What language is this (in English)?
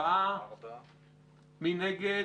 Hebrew